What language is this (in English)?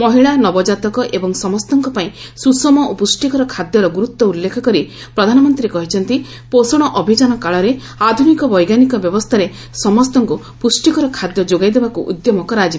Odia